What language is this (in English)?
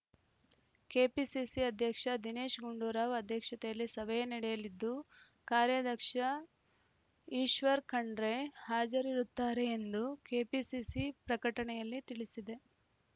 Kannada